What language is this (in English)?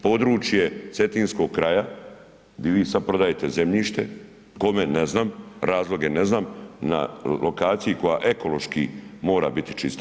Croatian